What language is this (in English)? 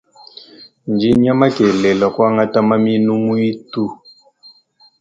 Luba-Lulua